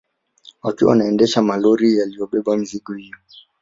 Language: Swahili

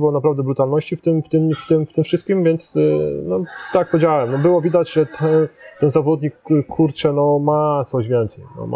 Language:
Polish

